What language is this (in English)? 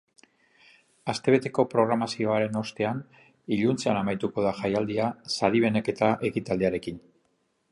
Basque